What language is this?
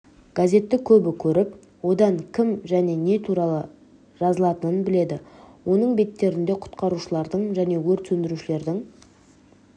Kazakh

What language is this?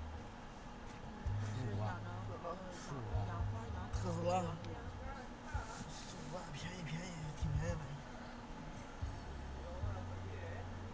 Chinese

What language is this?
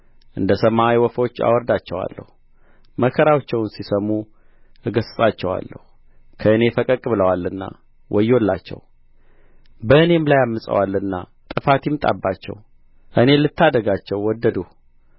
Amharic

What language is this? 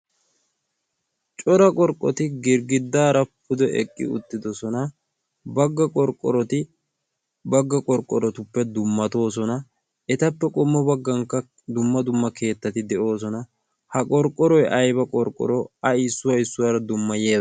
Wolaytta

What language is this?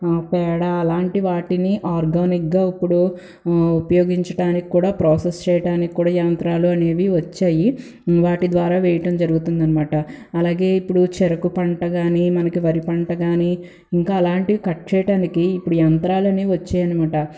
Telugu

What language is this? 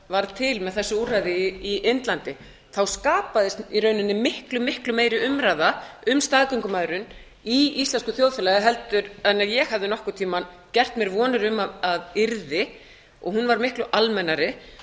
Icelandic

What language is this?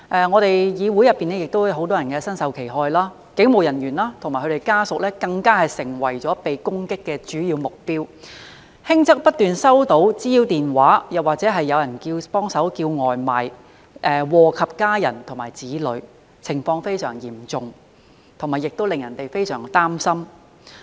Cantonese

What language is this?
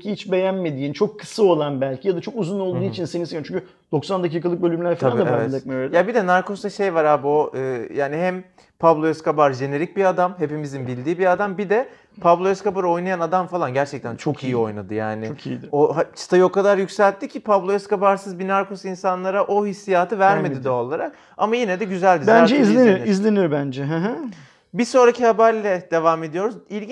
Turkish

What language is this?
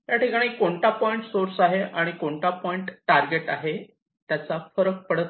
Marathi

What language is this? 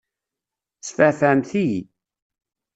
Kabyle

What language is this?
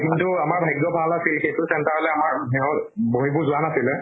Assamese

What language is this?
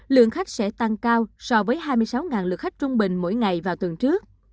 Vietnamese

